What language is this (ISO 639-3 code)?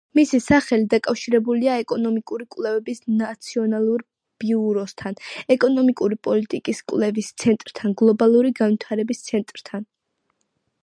kat